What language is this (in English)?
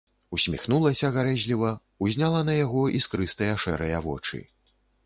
Belarusian